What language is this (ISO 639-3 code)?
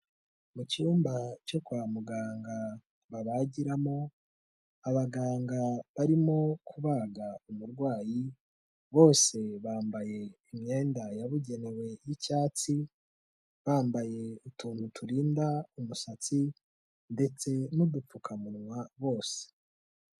kin